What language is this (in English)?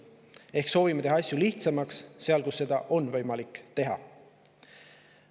Estonian